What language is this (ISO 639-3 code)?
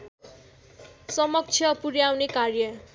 nep